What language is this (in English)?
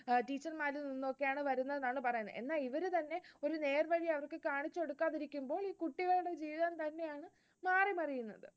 Malayalam